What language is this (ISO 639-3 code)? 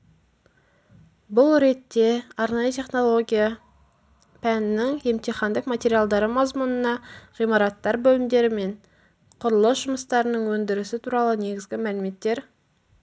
kaz